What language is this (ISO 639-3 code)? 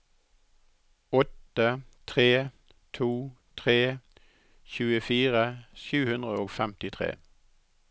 nor